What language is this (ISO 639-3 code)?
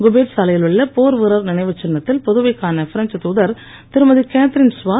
tam